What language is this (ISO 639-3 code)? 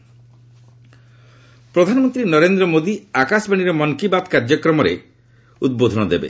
ori